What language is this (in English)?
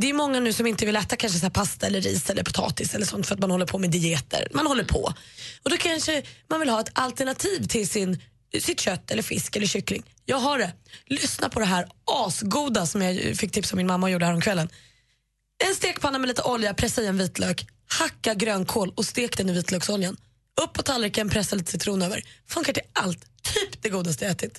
Swedish